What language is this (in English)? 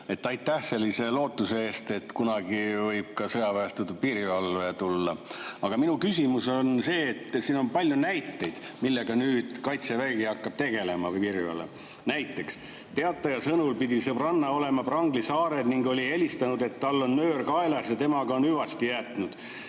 Estonian